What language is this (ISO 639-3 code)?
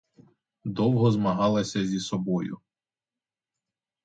ukr